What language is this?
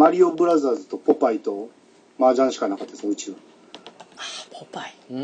Japanese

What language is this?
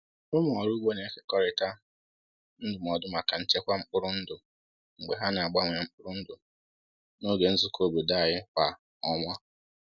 Igbo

